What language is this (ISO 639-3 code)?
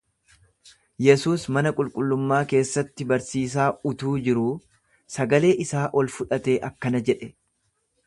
orm